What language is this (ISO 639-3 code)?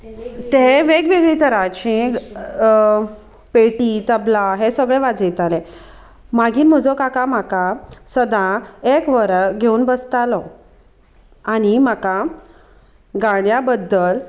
kok